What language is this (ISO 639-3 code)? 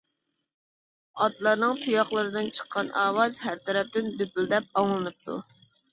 uig